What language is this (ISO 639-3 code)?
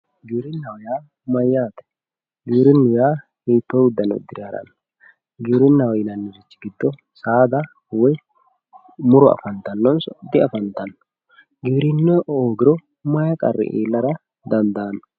sid